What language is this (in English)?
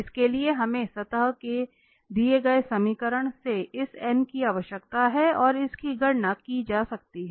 Hindi